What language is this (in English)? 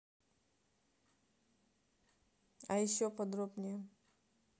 Russian